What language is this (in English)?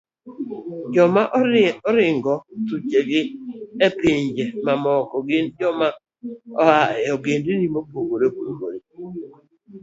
Luo (Kenya and Tanzania)